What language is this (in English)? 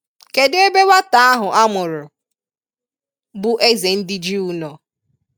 Igbo